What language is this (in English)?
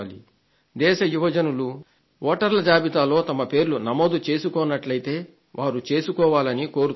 Telugu